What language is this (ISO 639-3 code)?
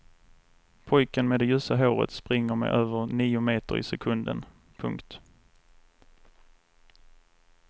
swe